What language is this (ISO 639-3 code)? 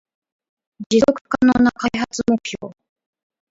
jpn